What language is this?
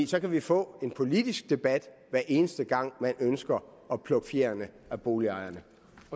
Danish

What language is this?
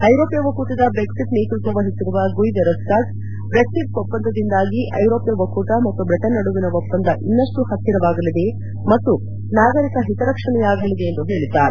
Kannada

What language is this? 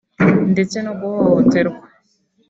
Kinyarwanda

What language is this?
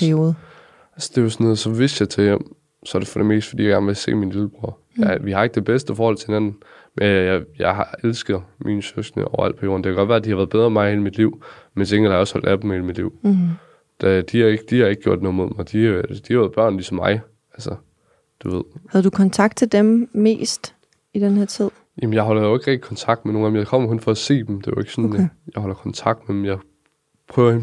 Danish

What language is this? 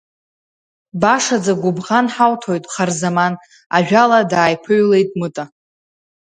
Abkhazian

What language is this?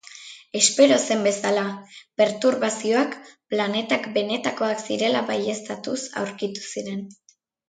Basque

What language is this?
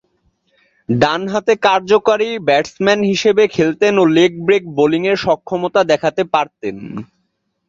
Bangla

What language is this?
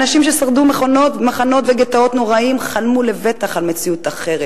Hebrew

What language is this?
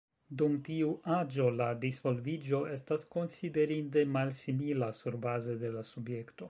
Esperanto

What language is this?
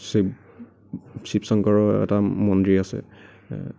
Assamese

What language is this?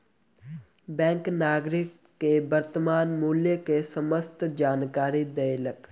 Maithili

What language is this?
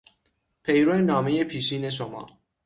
Persian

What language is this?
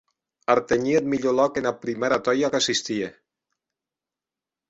Occitan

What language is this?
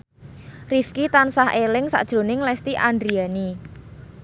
Javanese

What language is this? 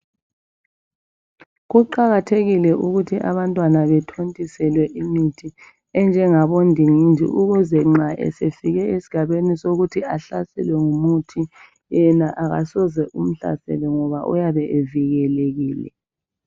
North Ndebele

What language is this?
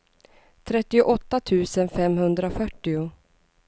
Swedish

